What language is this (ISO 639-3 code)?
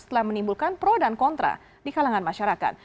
ind